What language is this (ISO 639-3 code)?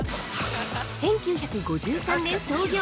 jpn